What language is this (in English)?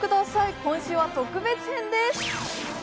Japanese